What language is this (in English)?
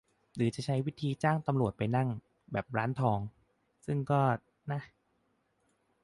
Thai